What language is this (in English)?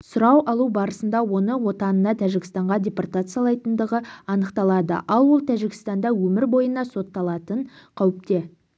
Kazakh